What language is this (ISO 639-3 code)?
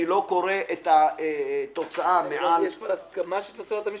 heb